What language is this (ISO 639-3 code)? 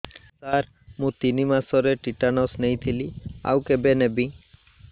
ori